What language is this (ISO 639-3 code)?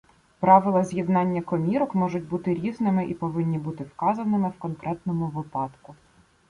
ukr